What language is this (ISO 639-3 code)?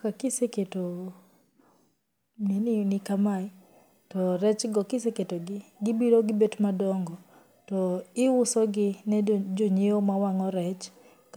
luo